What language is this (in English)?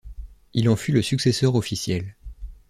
French